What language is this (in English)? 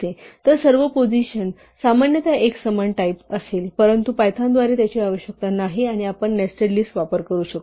Marathi